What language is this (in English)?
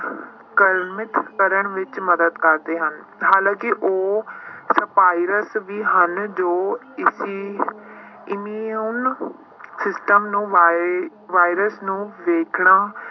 Punjabi